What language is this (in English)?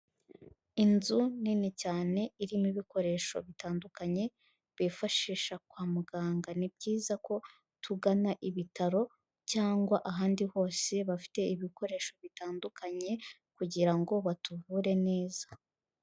Kinyarwanda